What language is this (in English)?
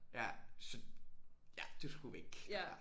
Danish